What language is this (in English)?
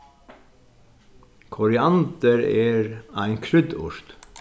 Faroese